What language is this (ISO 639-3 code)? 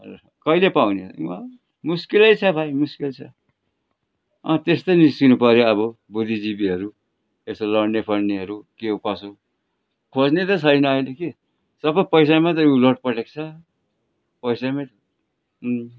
nep